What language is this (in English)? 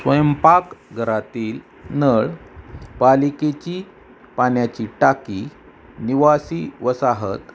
Marathi